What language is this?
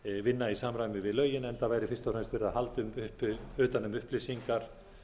Icelandic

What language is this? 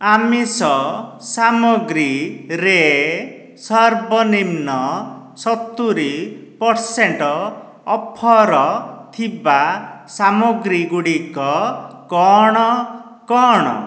Odia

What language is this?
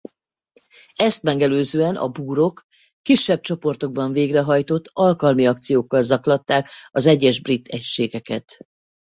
Hungarian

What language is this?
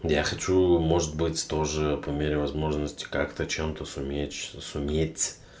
Russian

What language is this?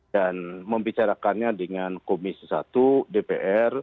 Indonesian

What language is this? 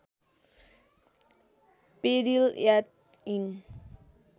Nepali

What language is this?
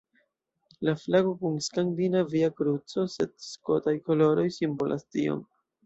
Esperanto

